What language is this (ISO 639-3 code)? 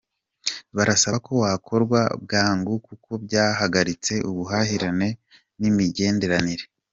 kin